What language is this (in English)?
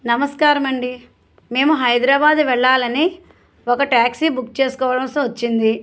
Telugu